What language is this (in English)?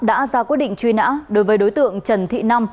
Vietnamese